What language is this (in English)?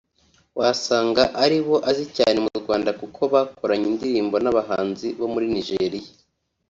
Kinyarwanda